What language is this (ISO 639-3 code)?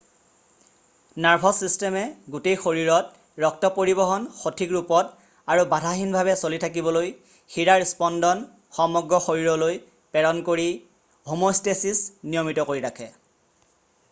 asm